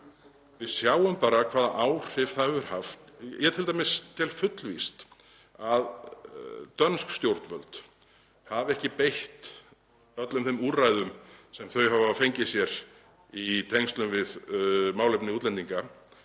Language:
Icelandic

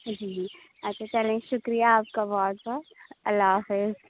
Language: Urdu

